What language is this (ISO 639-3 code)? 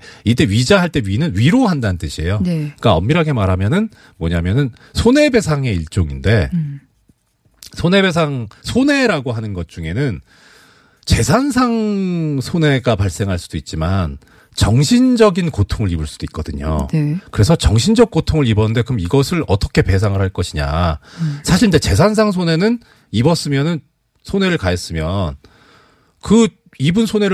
kor